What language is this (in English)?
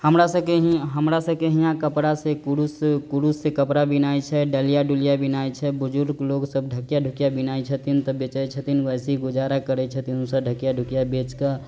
Maithili